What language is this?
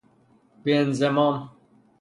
Persian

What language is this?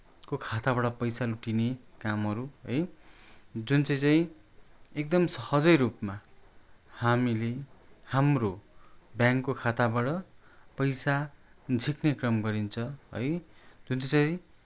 Nepali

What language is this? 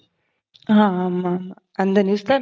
Tamil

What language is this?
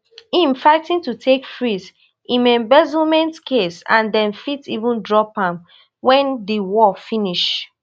Nigerian Pidgin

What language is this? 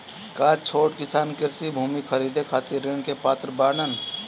Bhojpuri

